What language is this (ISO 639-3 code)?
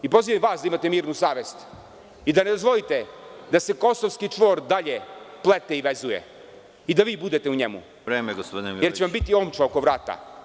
srp